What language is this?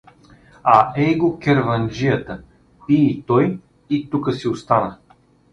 Bulgarian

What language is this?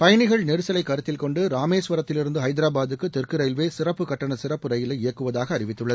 Tamil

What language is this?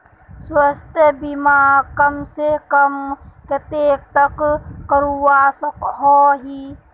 Magahi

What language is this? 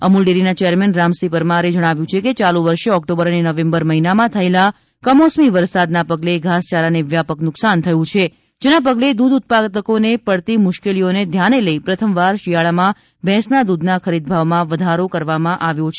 Gujarati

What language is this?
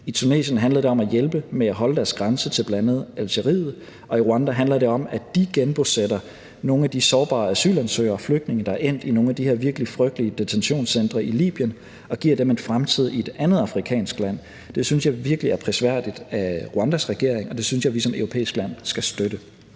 Danish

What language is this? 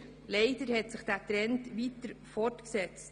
Swiss German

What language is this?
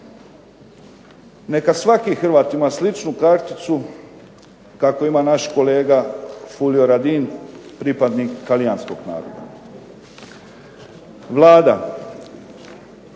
Croatian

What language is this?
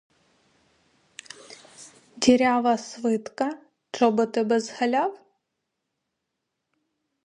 Ukrainian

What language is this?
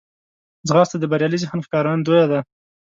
Pashto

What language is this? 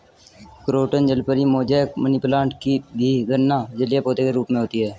Hindi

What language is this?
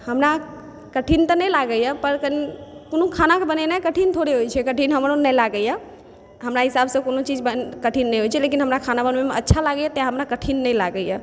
Maithili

